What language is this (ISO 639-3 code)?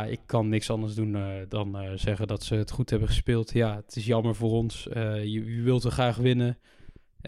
nld